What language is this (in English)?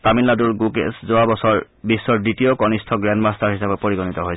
Assamese